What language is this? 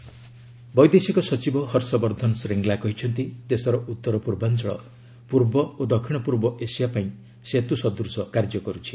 Odia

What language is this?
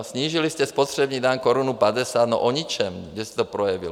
Czech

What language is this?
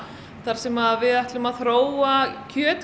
Icelandic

